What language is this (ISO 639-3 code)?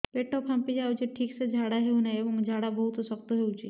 ori